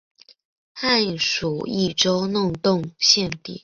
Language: Chinese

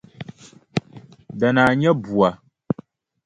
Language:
Dagbani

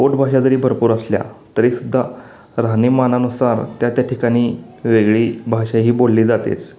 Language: Marathi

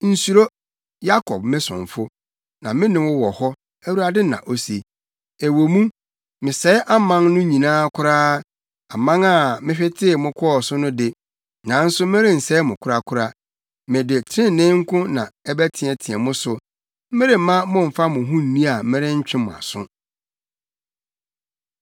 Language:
Akan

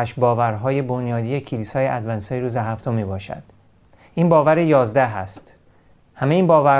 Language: Persian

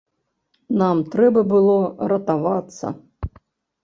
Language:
Belarusian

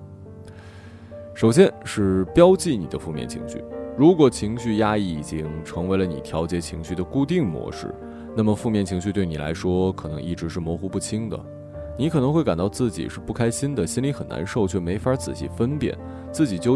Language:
Chinese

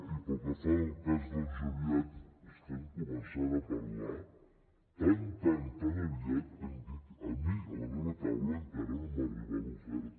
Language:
Catalan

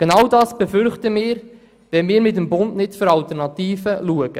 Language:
Swiss German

